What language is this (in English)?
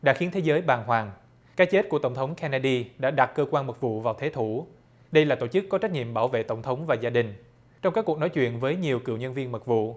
Vietnamese